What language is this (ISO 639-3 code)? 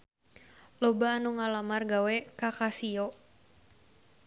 sun